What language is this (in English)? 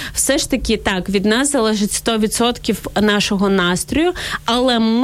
Ukrainian